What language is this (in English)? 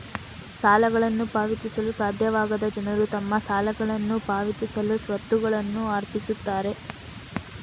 Kannada